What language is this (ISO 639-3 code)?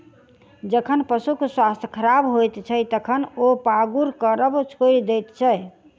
mai